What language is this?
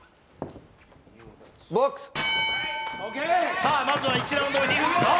Japanese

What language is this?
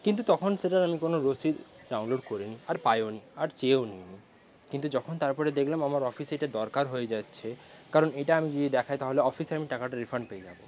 Bangla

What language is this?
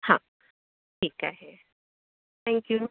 Marathi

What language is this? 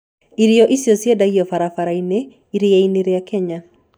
Kikuyu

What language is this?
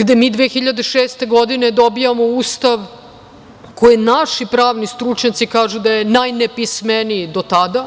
Serbian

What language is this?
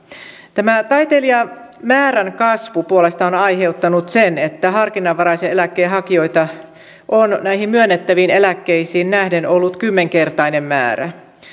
Finnish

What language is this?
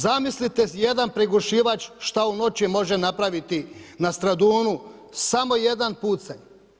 Croatian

